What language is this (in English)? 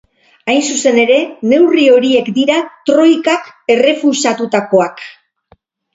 Basque